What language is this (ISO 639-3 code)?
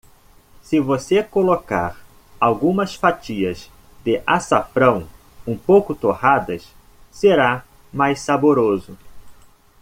por